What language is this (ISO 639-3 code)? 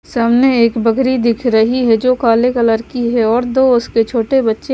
hin